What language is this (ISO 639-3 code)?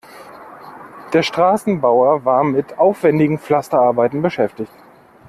deu